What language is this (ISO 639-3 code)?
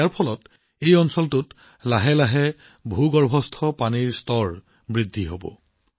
asm